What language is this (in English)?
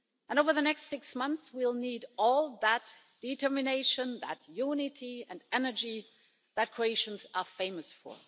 English